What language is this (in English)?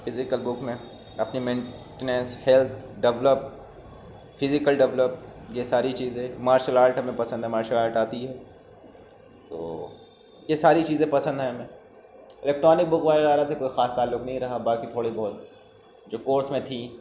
Urdu